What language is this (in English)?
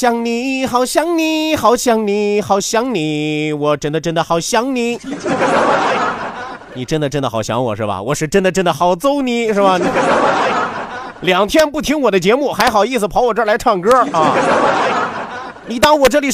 Chinese